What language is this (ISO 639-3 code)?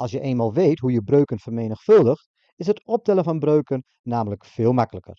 nld